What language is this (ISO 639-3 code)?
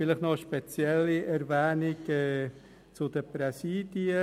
gsw